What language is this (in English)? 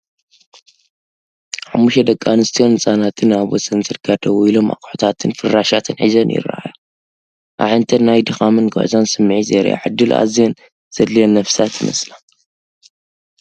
Tigrinya